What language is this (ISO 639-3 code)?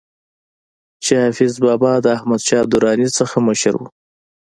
pus